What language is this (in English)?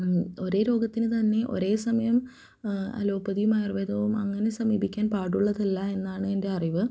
Malayalam